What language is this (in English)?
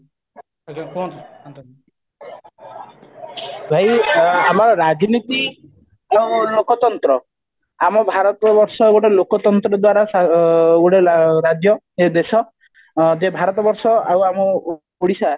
Odia